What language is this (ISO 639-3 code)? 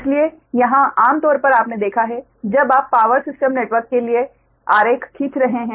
hin